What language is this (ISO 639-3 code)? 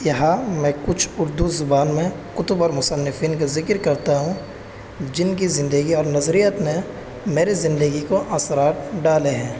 urd